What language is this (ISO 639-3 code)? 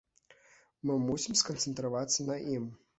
bel